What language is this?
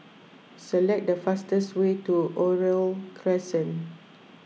English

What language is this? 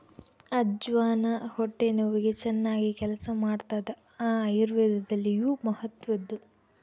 Kannada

